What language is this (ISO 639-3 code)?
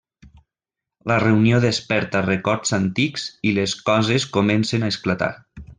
cat